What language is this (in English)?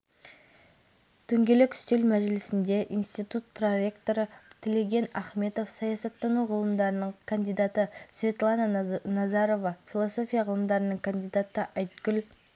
Kazakh